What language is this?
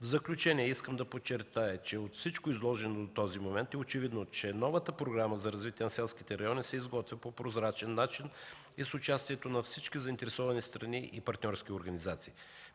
Bulgarian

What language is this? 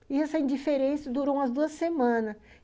Portuguese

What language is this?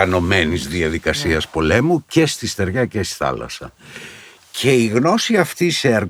Greek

